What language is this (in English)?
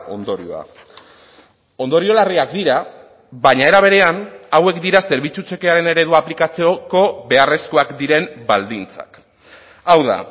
Basque